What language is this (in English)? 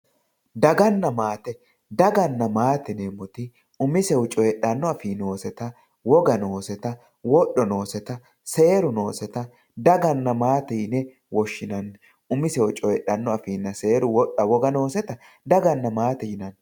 Sidamo